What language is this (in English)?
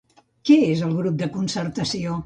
Catalan